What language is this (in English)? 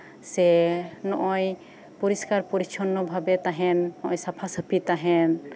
Santali